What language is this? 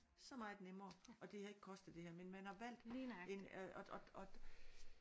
Danish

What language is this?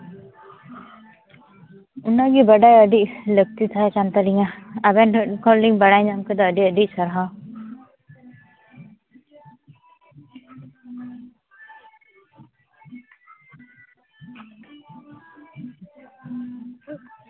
Santali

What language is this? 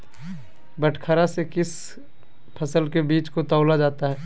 Magahi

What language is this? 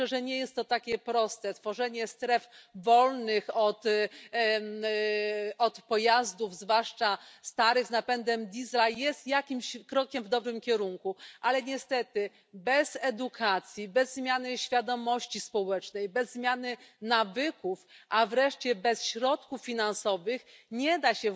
Polish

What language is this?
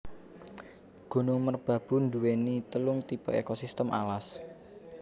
Javanese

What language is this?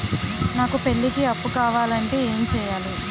Telugu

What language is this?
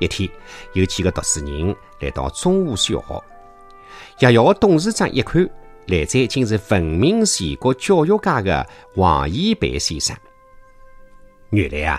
Chinese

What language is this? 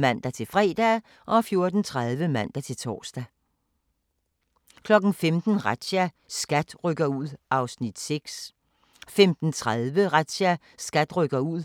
Danish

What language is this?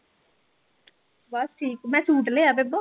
Punjabi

